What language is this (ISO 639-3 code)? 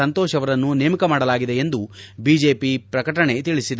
kan